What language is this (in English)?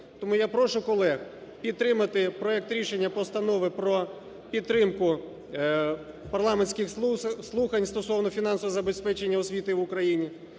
Ukrainian